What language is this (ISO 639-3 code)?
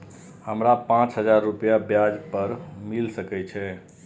mai